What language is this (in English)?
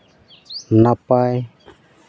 Santali